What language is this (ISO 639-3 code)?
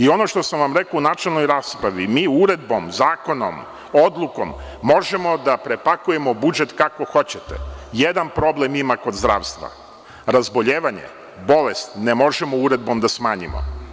srp